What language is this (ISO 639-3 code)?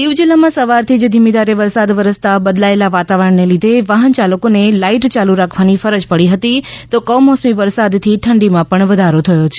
guj